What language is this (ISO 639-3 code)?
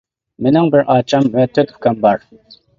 uig